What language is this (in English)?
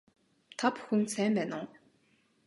Mongolian